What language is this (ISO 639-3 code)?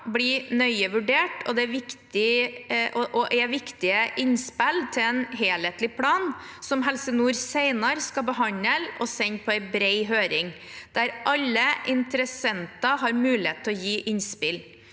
nor